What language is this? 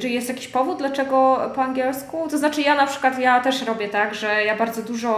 Polish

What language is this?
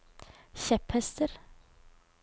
Norwegian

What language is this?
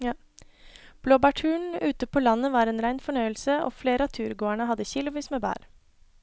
Norwegian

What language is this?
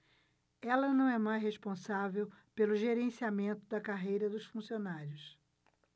Portuguese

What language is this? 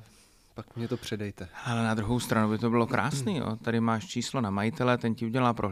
Czech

